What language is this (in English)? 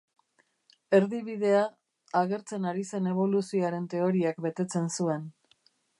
Basque